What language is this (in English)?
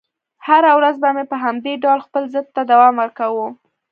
Pashto